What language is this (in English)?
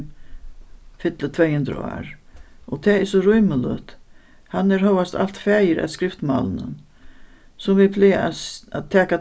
Faroese